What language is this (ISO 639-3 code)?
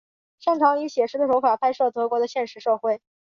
zho